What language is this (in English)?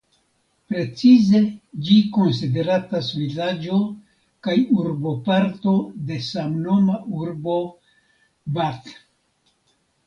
Esperanto